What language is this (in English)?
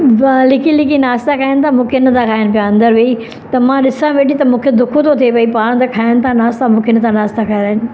Sindhi